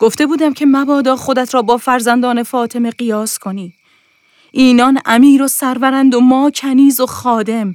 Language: Persian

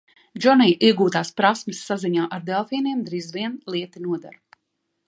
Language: Latvian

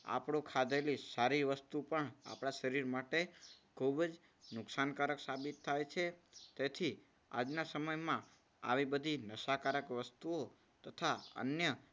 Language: Gujarati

